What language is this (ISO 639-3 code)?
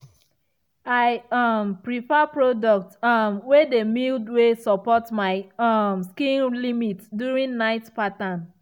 pcm